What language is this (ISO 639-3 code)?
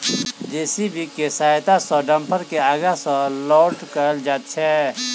mai